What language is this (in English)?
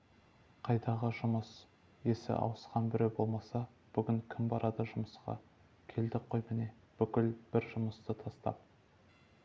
Kazakh